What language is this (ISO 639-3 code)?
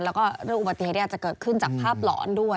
tha